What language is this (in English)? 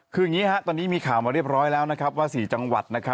Thai